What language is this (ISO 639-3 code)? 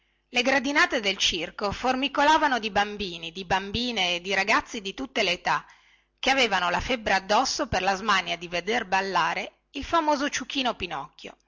ita